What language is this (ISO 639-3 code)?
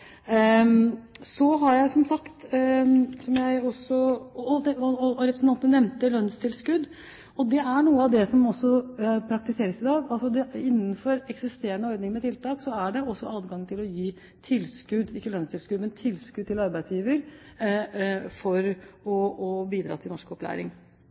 nob